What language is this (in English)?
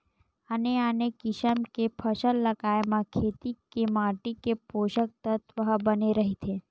Chhattisgarhi